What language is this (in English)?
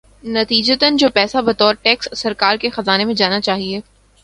Urdu